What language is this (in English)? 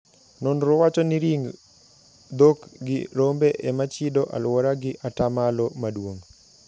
Luo (Kenya and Tanzania)